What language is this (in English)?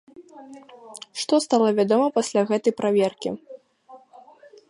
Belarusian